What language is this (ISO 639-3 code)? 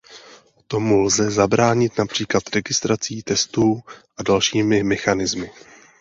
ces